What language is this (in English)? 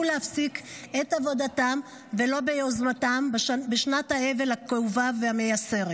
Hebrew